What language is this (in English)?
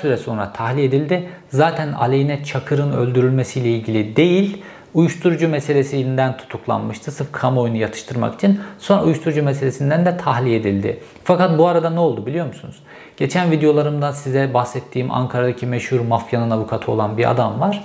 Turkish